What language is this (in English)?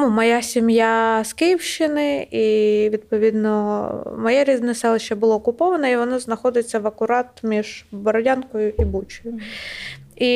Ukrainian